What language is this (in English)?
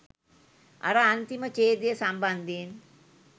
Sinhala